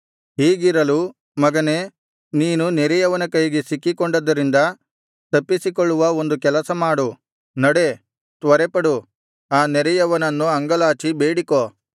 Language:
Kannada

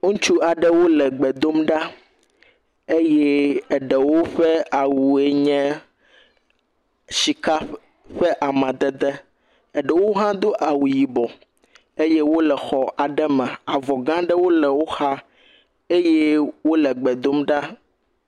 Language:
Ewe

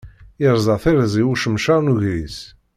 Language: Kabyle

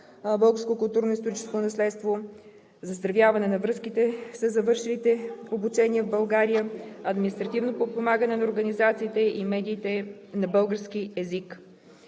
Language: Bulgarian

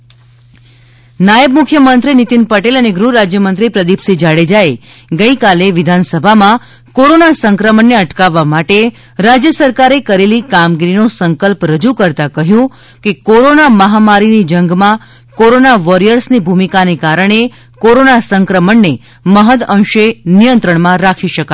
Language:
Gujarati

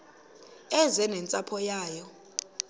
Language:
Xhosa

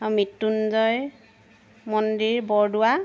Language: Assamese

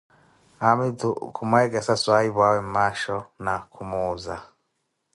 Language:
Koti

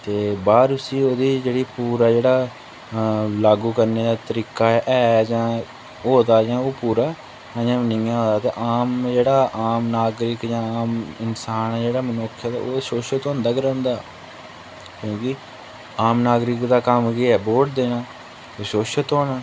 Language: Dogri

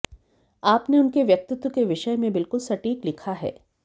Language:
Hindi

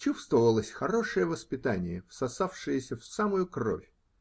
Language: Russian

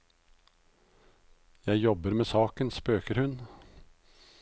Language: Norwegian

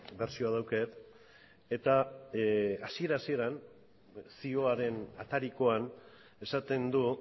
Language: Basque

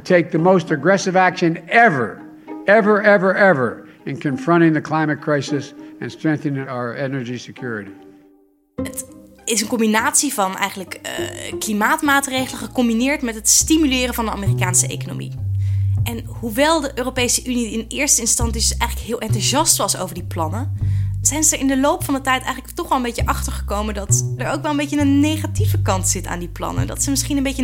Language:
Dutch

